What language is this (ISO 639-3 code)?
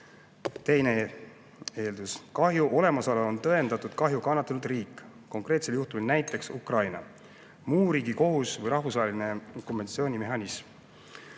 est